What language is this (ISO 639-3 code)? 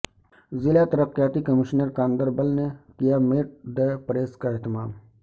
urd